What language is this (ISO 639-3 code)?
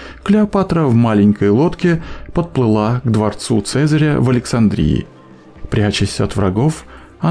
rus